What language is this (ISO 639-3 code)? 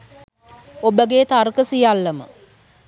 sin